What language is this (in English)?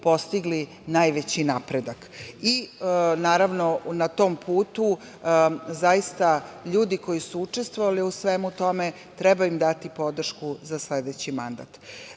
Serbian